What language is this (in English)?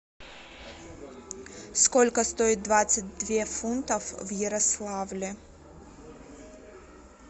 Russian